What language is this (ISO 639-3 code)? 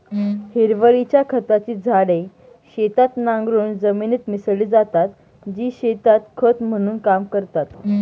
mar